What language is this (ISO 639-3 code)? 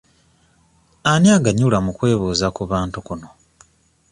lug